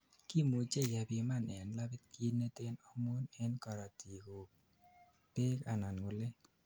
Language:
Kalenjin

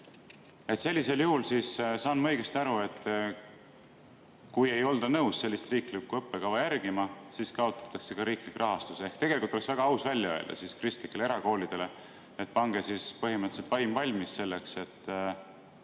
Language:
Estonian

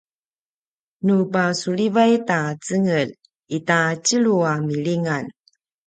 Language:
Paiwan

